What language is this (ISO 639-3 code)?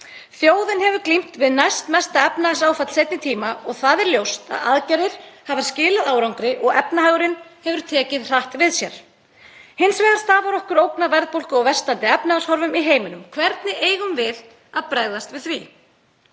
isl